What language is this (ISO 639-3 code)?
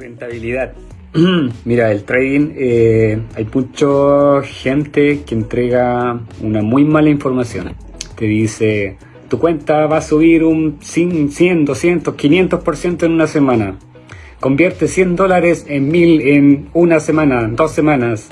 spa